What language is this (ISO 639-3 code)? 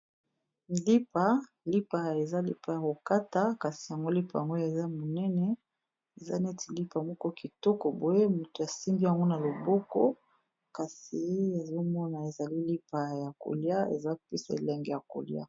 lin